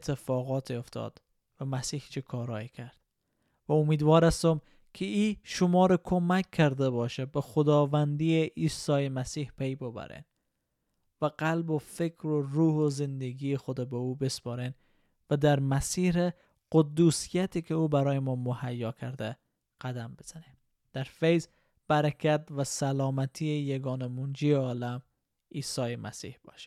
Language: Persian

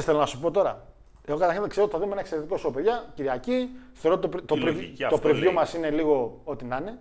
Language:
Greek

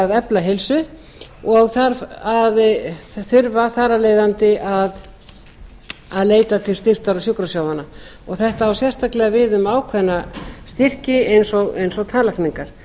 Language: Icelandic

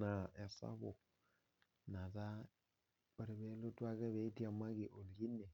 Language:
Masai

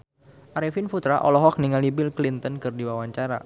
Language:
Sundanese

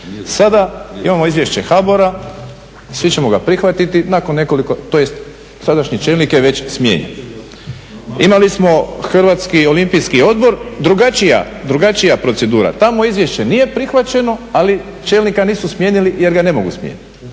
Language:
Croatian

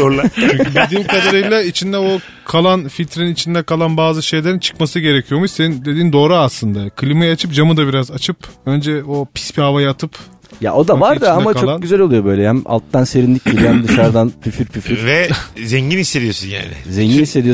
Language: Turkish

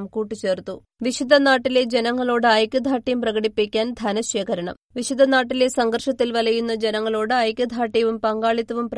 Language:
Malayalam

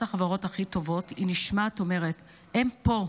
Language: Hebrew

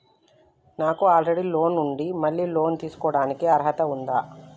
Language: Telugu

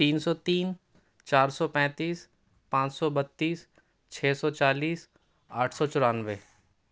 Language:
Urdu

